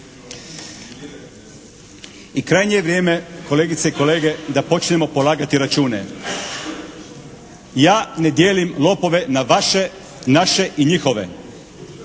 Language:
Croatian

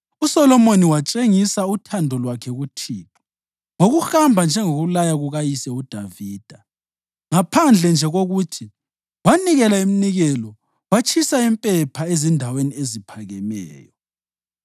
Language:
North Ndebele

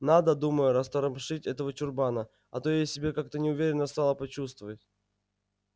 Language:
Russian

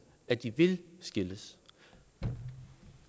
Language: Danish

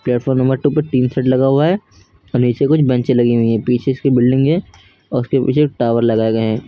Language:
Hindi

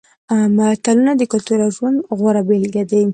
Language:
Pashto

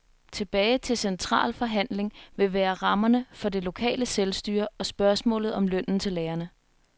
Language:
Danish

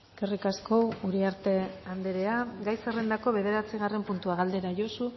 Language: Basque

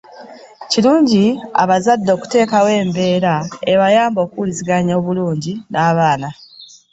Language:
Ganda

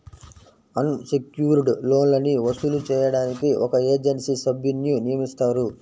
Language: Telugu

